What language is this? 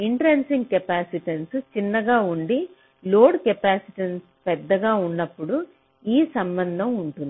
Telugu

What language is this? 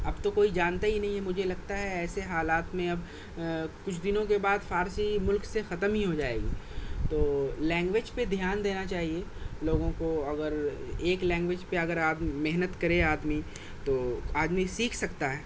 Urdu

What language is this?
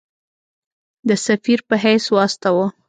Pashto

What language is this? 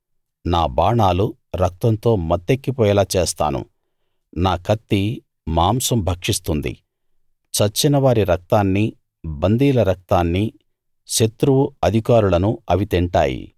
Telugu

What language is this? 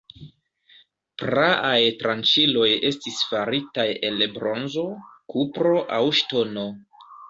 Esperanto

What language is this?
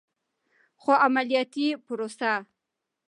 Pashto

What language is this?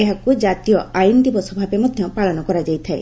Odia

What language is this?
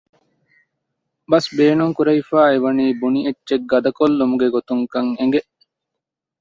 Divehi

